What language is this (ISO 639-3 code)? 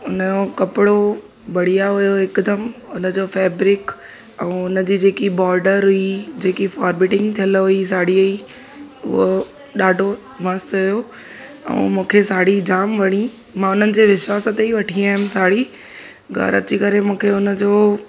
snd